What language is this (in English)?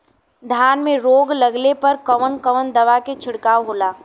Bhojpuri